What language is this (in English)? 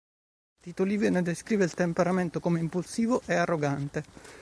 Italian